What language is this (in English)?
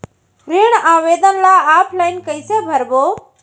Chhattisgarhi